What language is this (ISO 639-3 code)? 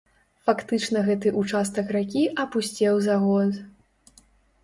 bel